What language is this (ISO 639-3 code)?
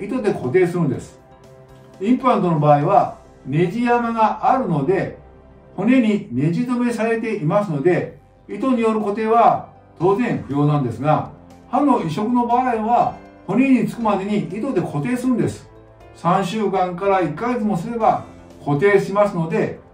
jpn